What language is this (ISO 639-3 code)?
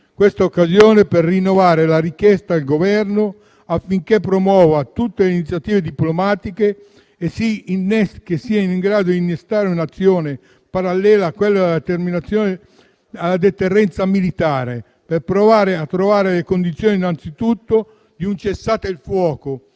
ita